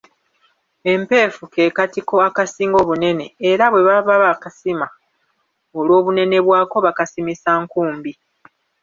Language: Ganda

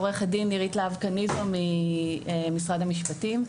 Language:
Hebrew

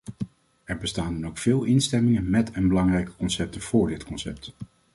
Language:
Dutch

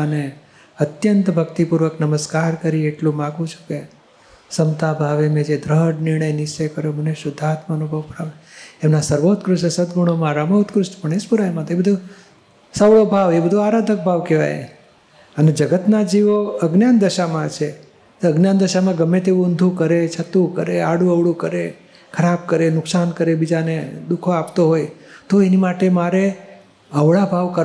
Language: Gujarati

